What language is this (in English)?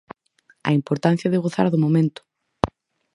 Galician